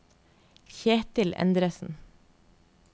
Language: Norwegian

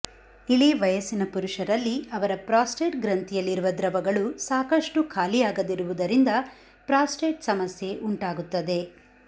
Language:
Kannada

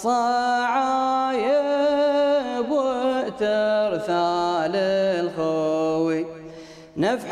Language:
Arabic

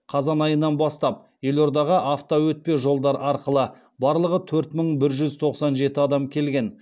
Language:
Kazakh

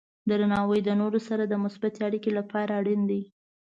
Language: Pashto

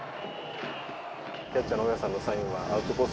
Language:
Japanese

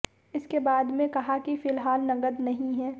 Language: Hindi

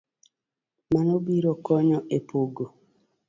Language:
Luo (Kenya and Tanzania)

